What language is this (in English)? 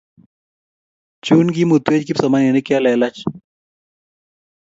Kalenjin